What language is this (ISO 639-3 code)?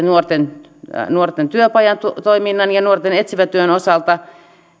fin